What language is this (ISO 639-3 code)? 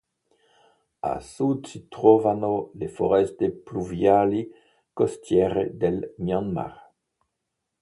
ita